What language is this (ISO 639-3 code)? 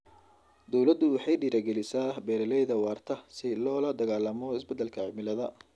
som